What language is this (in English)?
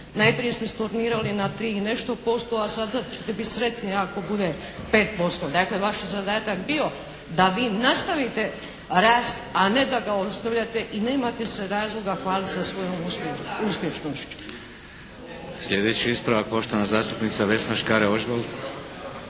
Croatian